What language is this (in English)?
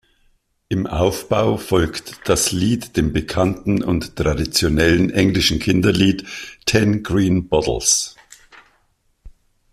German